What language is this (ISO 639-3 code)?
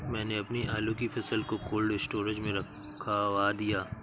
hin